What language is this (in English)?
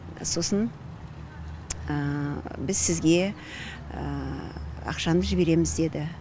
Kazakh